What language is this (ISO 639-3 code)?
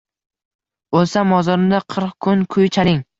uzb